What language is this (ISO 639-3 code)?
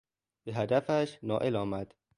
fas